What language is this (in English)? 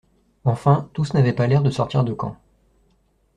French